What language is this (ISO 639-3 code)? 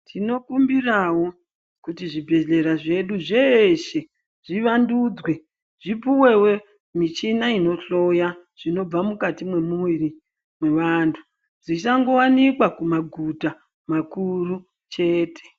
ndc